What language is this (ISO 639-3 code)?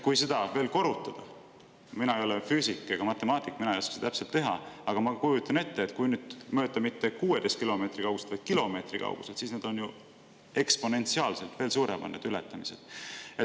est